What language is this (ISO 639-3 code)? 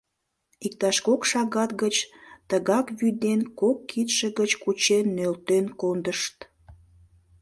chm